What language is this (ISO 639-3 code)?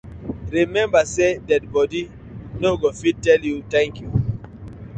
pcm